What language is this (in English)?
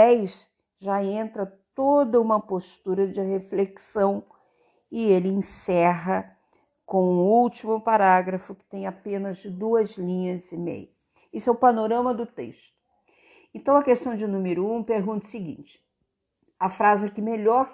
Portuguese